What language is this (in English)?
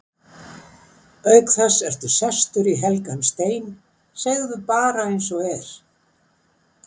Icelandic